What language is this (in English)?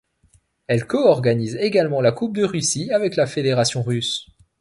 French